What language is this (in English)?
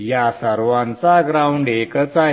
Marathi